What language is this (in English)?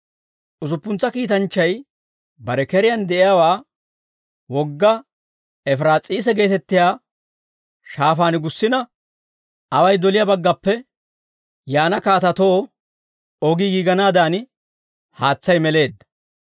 Dawro